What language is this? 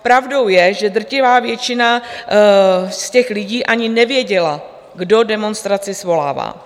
Czech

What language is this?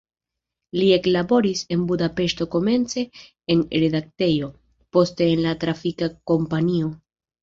Esperanto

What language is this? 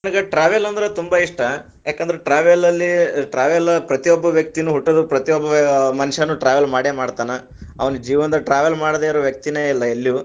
Kannada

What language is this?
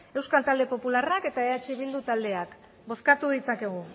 Basque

